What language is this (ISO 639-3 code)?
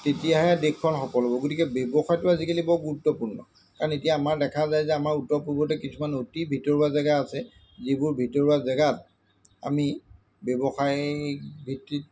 asm